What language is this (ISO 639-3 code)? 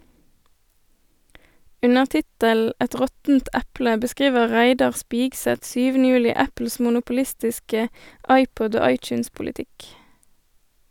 nor